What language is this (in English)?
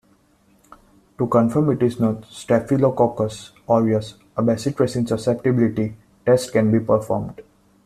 English